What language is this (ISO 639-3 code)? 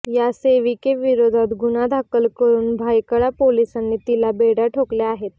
mar